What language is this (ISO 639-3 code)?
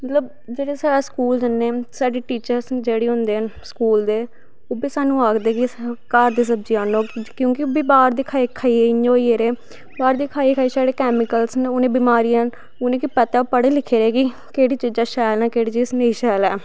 doi